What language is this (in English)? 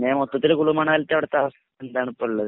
Malayalam